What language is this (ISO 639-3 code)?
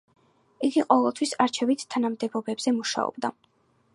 kat